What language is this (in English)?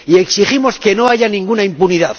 Spanish